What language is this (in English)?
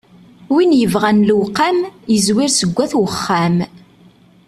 Kabyle